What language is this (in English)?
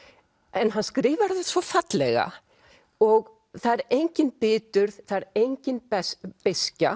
Icelandic